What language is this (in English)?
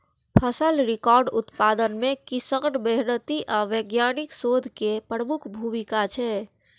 Maithili